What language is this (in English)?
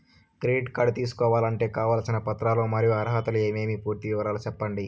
Telugu